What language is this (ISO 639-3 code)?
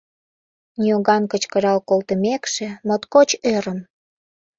chm